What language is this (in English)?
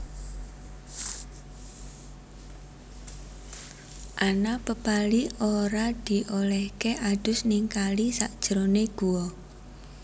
Javanese